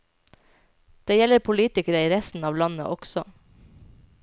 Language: Norwegian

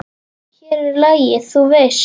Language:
Icelandic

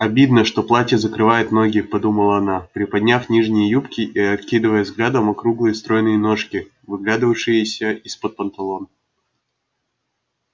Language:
Russian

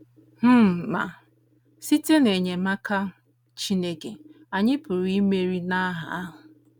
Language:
Igbo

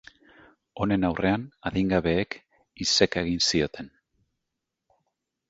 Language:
Basque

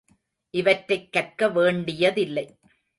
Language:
Tamil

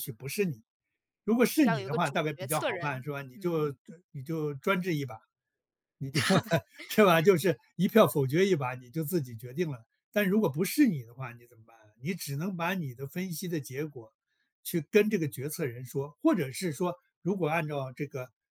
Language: Chinese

